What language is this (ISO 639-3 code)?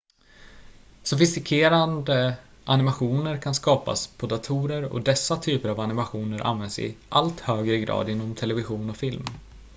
swe